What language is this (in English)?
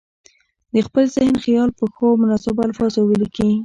Pashto